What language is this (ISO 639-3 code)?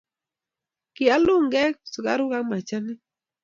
kln